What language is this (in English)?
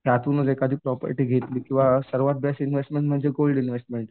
Marathi